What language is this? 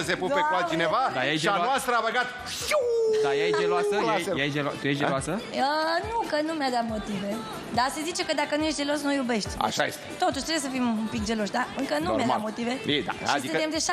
Romanian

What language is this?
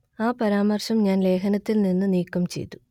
Malayalam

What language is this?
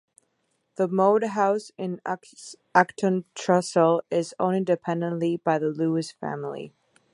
English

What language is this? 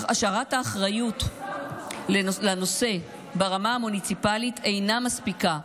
Hebrew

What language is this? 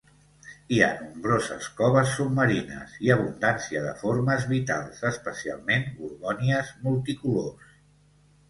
Catalan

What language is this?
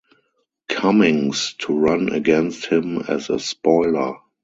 English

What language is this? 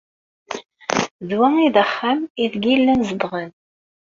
Kabyle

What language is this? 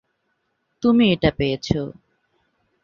Bangla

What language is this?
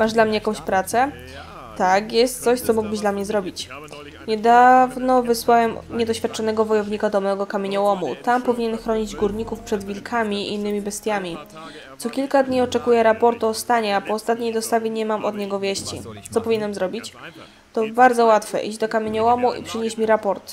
Polish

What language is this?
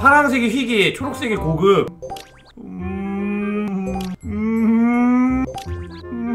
Korean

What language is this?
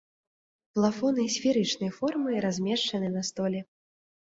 Belarusian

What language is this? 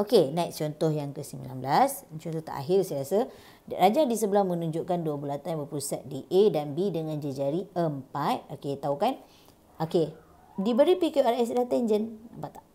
Malay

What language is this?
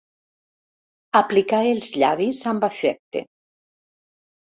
Catalan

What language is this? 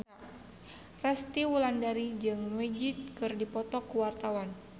Sundanese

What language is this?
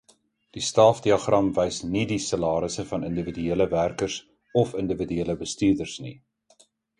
Afrikaans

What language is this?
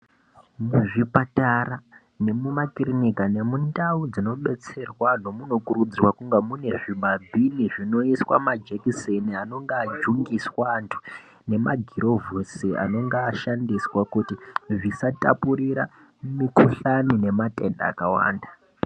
Ndau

